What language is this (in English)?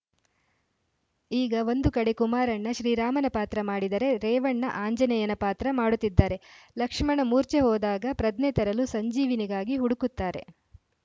Kannada